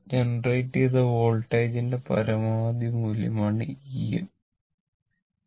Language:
Malayalam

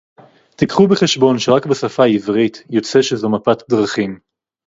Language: Hebrew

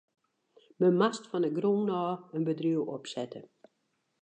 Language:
Western Frisian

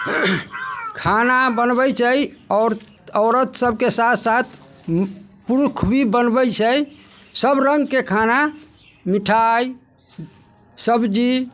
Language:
Maithili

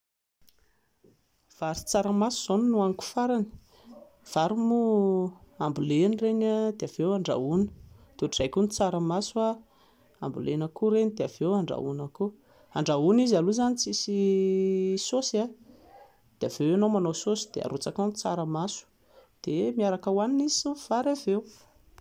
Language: Malagasy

